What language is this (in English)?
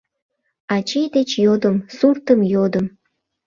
Mari